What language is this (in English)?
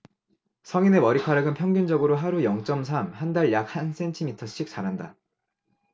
Korean